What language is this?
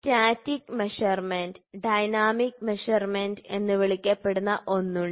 Malayalam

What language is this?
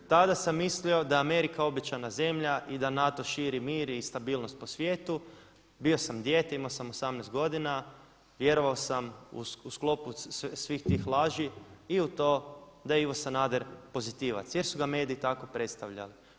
Croatian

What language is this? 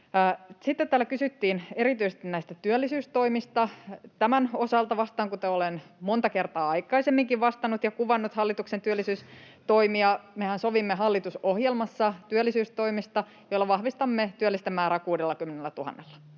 Finnish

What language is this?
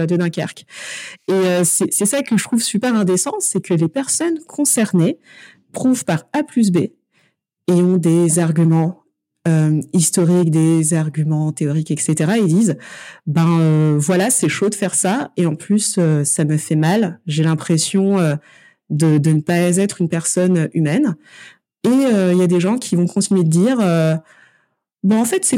French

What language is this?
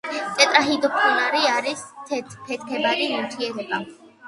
Georgian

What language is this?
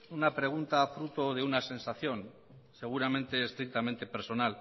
Spanish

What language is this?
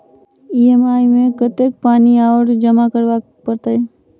Maithili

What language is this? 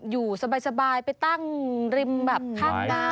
Thai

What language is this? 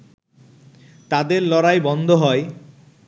Bangla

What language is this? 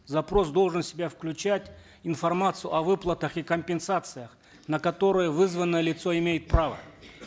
Kazakh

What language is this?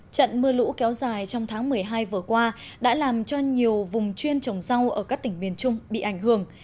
Vietnamese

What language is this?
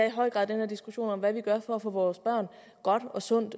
Danish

